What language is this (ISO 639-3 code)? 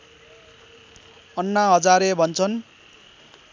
nep